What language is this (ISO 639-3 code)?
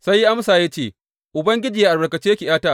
hau